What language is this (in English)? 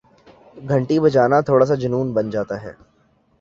Urdu